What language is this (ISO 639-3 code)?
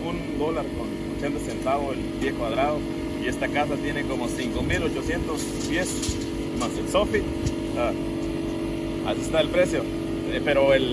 spa